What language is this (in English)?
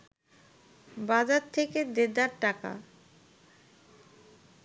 Bangla